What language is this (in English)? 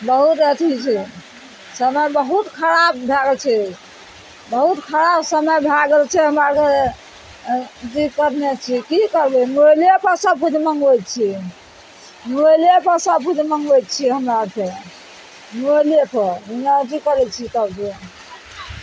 Maithili